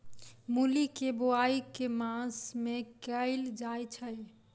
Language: Maithili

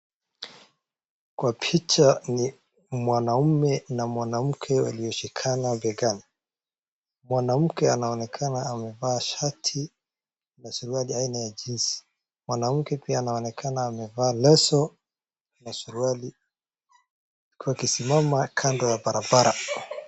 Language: Swahili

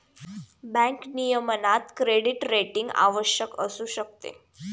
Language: Marathi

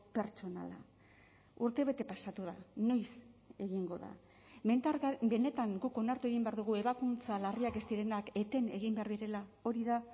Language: Basque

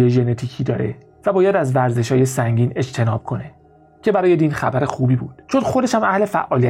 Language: Persian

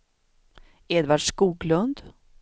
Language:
Swedish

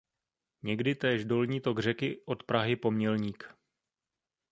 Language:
Czech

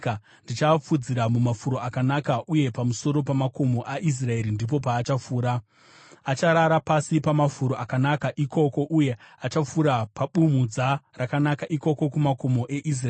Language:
Shona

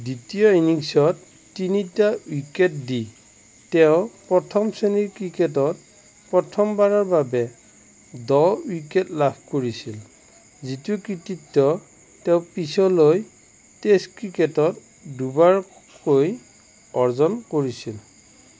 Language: Assamese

